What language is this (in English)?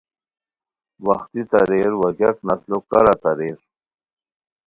Khowar